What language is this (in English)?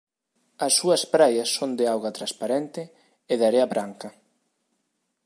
Galician